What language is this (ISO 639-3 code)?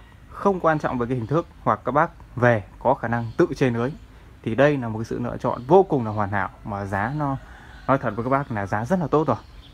vie